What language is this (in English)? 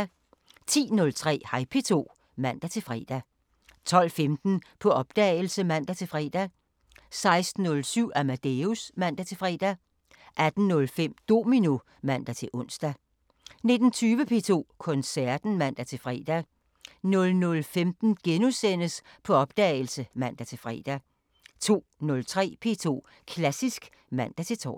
Danish